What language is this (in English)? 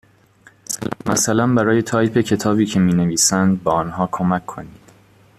Persian